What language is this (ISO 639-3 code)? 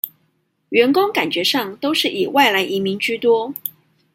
zho